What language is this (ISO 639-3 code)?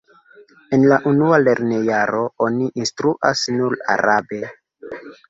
epo